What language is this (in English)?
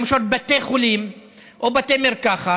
Hebrew